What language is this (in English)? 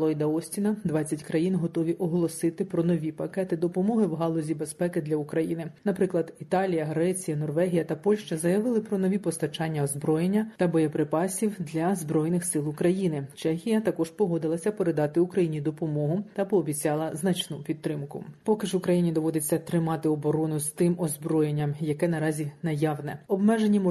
Ukrainian